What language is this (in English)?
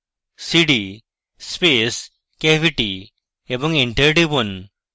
Bangla